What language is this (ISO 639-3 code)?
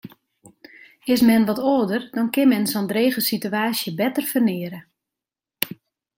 fry